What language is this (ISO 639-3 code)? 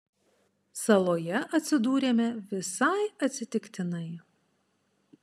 lit